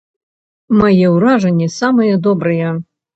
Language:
Belarusian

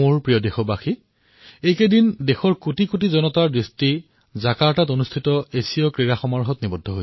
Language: Assamese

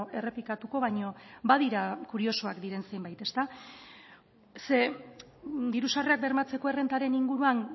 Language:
Basque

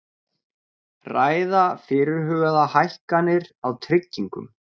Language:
Icelandic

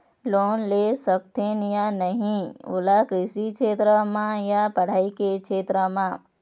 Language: Chhattisgarhi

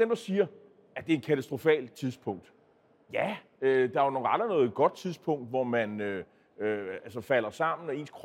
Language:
Danish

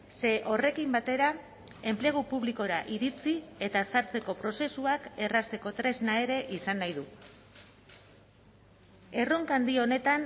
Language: Basque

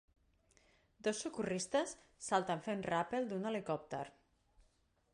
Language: Catalan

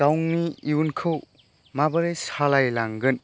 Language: Bodo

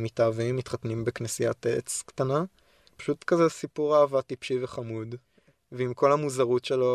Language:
Hebrew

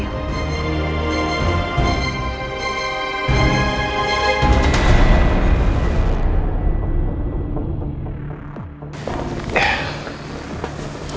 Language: Indonesian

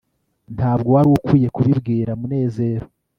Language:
Kinyarwanda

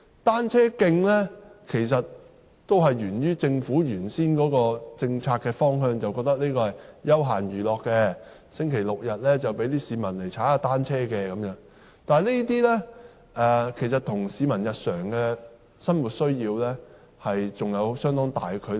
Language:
Cantonese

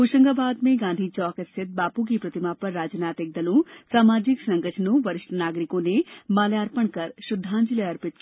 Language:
Hindi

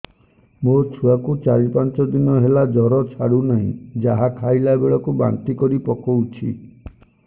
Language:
Odia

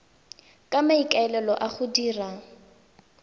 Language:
Tswana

